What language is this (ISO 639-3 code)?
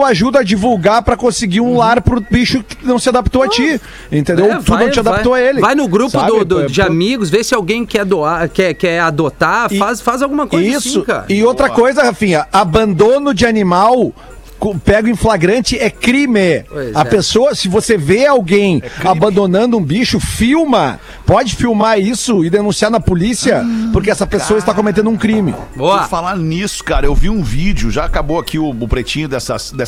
por